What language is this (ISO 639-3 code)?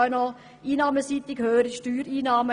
gsw